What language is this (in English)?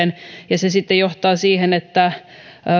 Finnish